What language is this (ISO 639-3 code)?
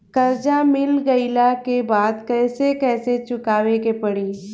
bho